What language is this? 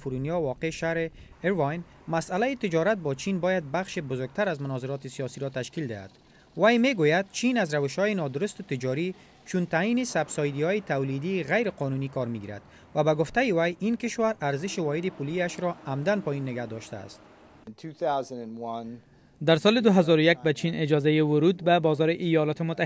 Persian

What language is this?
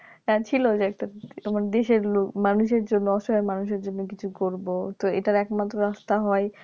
Bangla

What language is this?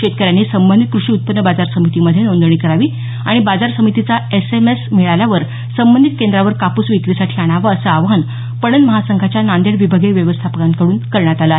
Marathi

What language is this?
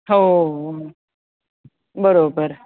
Marathi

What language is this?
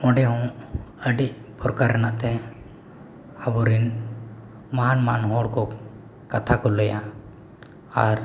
Santali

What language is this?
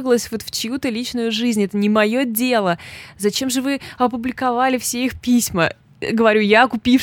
Russian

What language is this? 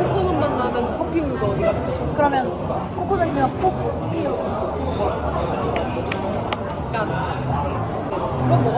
Korean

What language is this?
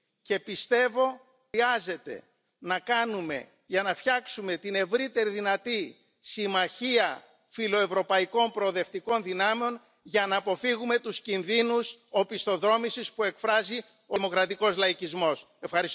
Czech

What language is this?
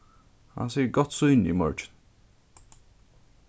Faroese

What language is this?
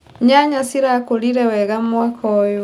Kikuyu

